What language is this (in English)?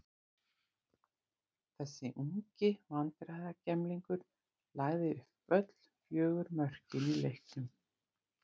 Icelandic